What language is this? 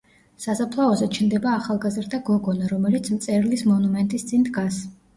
Georgian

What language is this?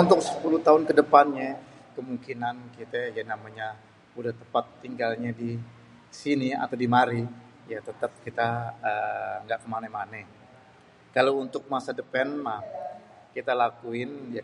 Betawi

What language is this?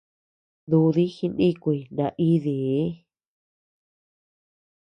Tepeuxila Cuicatec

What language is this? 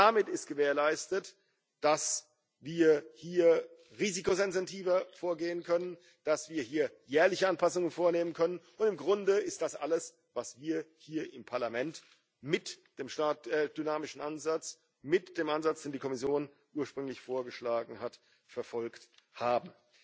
German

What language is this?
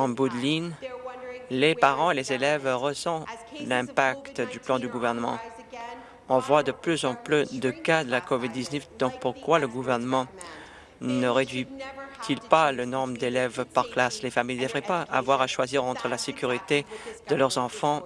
French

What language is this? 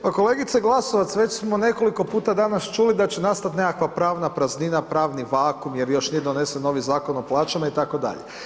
Croatian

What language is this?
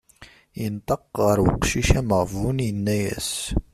Kabyle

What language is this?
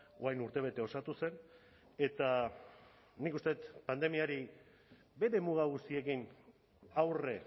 Basque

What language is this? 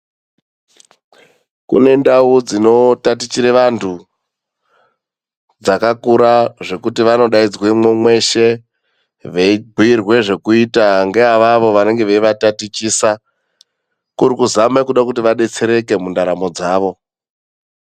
Ndau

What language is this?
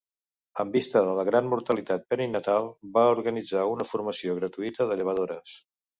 Catalan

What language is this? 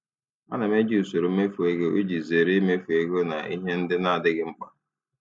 Igbo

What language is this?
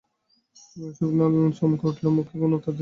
Bangla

